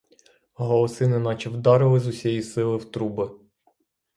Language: Ukrainian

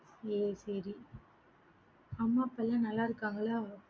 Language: Tamil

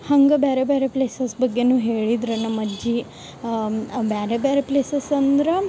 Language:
Kannada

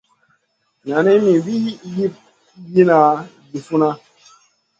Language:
Masana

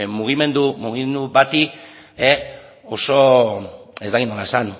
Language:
Basque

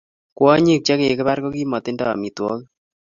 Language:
Kalenjin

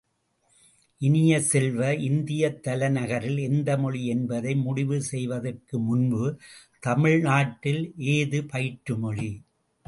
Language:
Tamil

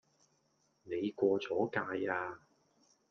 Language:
Cantonese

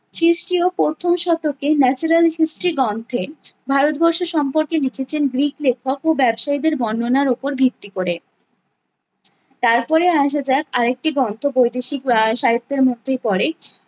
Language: Bangla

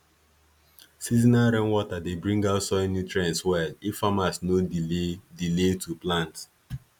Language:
Nigerian Pidgin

